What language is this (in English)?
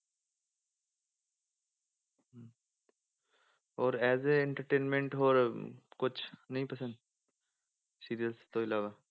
Punjabi